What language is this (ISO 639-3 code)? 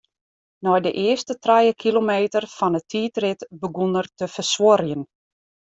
fry